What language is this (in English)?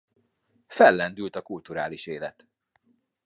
Hungarian